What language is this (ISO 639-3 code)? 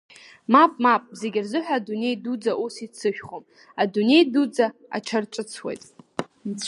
abk